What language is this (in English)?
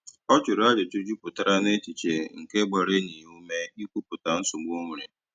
Igbo